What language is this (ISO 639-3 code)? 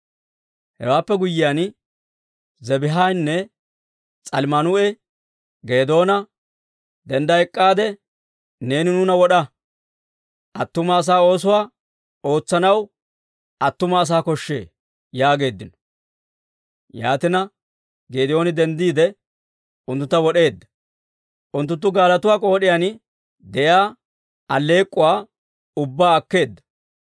dwr